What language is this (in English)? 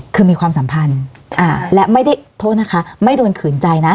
Thai